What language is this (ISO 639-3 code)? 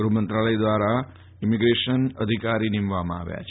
guj